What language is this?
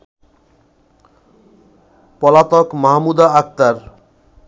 Bangla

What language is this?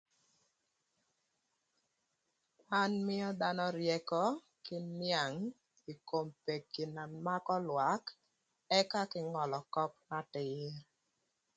Thur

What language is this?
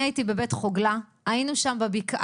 Hebrew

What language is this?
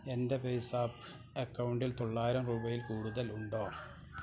Malayalam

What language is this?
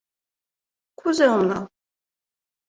Mari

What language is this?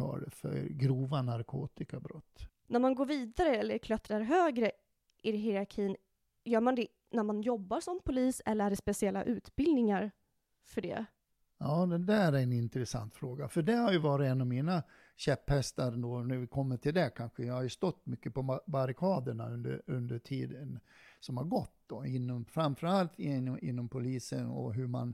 Swedish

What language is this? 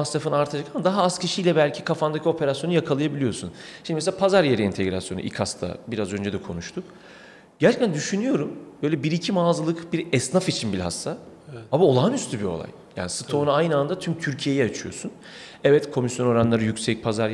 Turkish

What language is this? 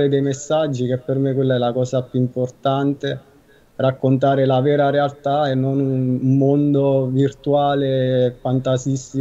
Italian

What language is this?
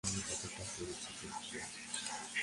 Bangla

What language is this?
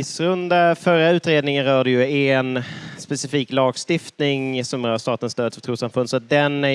Swedish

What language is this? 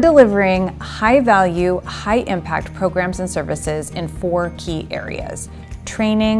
English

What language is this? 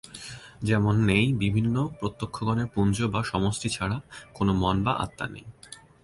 Bangla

